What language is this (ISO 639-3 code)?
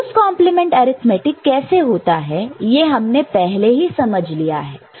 hin